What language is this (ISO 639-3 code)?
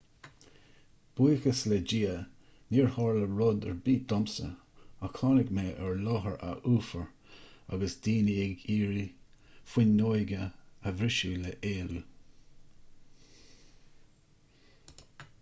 gle